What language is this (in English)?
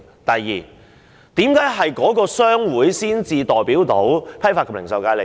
Cantonese